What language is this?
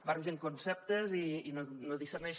Catalan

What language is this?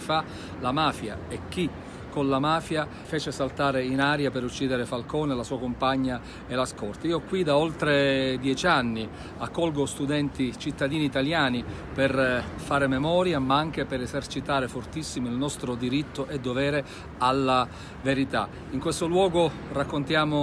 Italian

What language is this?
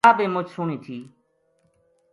Gujari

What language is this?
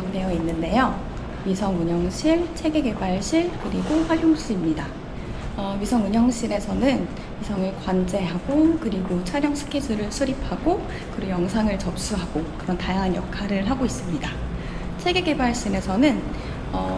Korean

